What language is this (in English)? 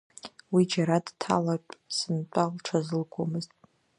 Abkhazian